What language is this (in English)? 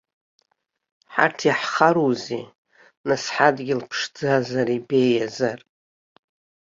Abkhazian